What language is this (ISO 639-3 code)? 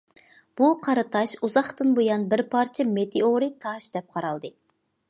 uig